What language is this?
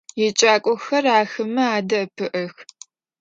Adyghe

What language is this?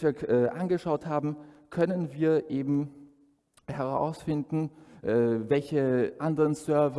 German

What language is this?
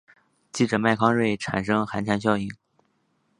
Chinese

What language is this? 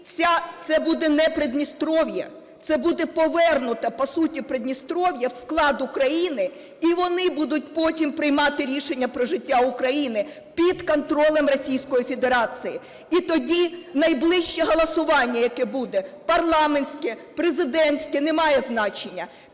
Ukrainian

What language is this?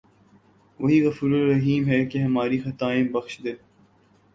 Urdu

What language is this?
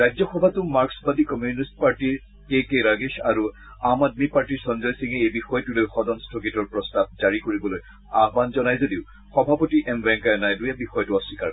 Assamese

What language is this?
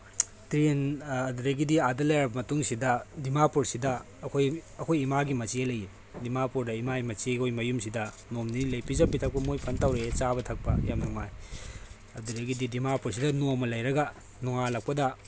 Manipuri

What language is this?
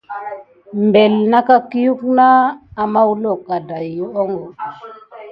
Gidar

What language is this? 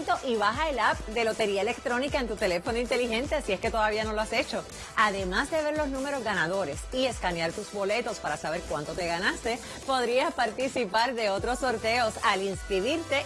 Spanish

